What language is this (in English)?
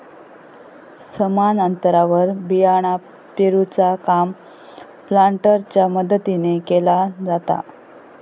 Marathi